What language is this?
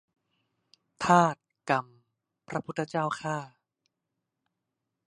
Thai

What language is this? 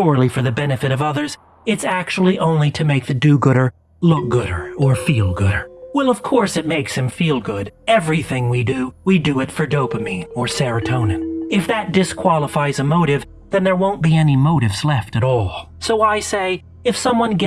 English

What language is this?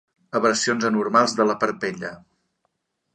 Catalan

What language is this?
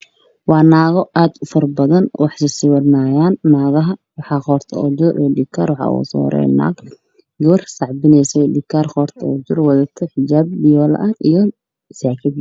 Somali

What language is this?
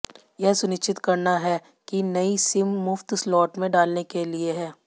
Hindi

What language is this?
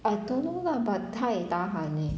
English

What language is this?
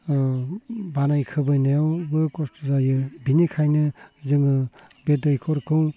Bodo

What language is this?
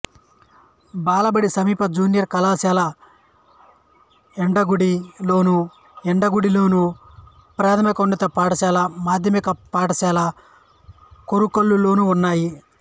Telugu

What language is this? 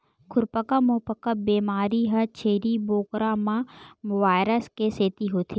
Chhattisgarhi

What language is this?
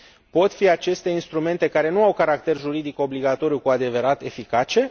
Romanian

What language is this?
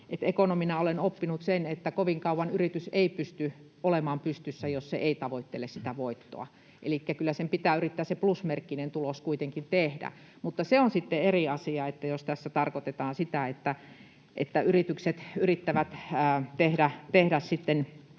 Finnish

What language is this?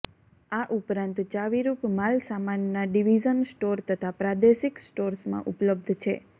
Gujarati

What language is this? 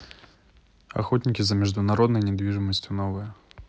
Russian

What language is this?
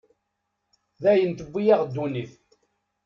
Kabyle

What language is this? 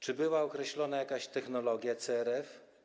Polish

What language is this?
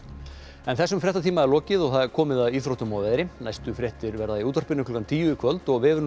Icelandic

